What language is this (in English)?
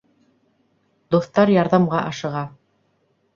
Bashkir